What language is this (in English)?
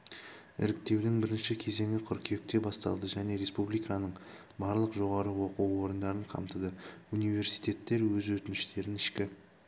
Kazakh